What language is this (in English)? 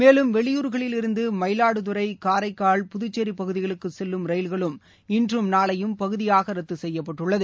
Tamil